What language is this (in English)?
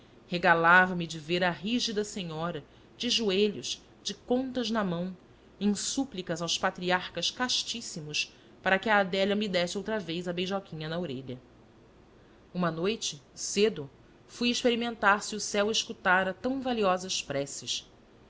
Portuguese